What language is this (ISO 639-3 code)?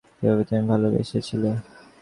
ben